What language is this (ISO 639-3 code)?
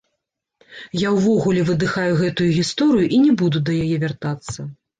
bel